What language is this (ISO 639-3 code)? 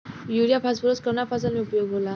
bho